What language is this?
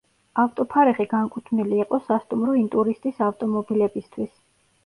Georgian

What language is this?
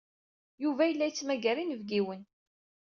Kabyle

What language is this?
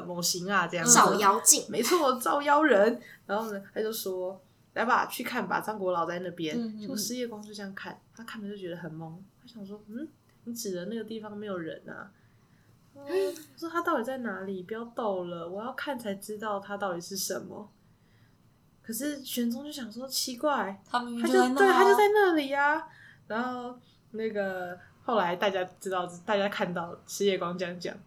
Chinese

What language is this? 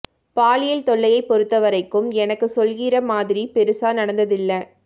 Tamil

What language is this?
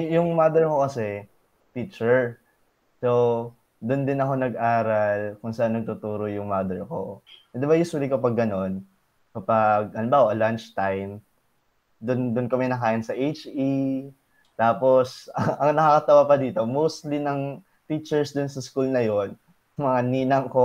Filipino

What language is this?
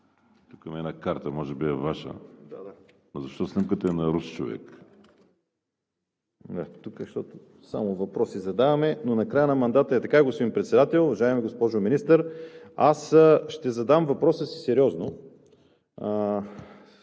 Bulgarian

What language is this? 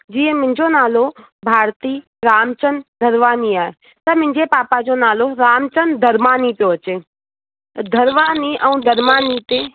Sindhi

